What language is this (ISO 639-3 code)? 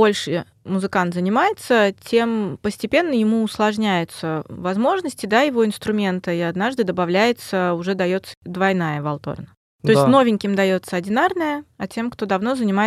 rus